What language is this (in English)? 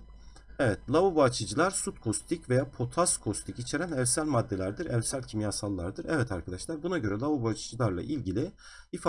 Turkish